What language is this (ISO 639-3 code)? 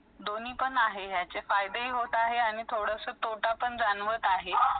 mar